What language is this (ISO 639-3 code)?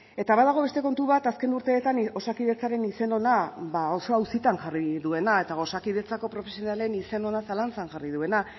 eus